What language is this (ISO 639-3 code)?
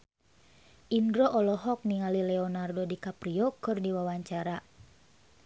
sun